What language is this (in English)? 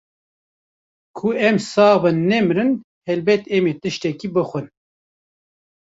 Kurdish